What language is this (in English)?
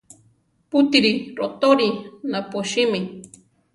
Central Tarahumara